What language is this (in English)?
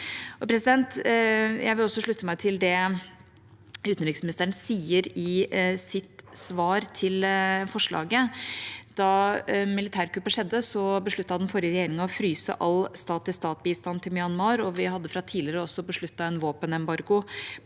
Norwegian